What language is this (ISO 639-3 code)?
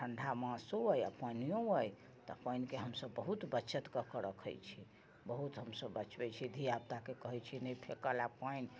mai